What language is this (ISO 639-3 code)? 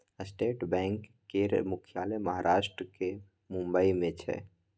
mai